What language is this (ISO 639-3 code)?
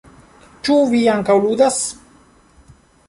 epo